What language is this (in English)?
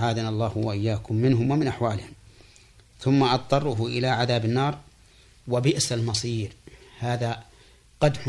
Arabic